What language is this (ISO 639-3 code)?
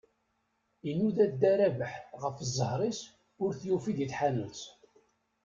kab